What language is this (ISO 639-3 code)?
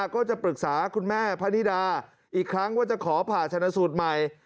tha